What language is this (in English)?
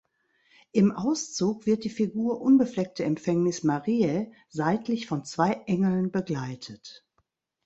German